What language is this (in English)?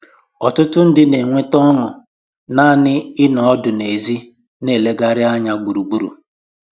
Igbo